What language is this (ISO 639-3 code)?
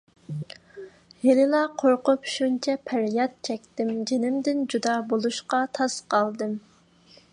uig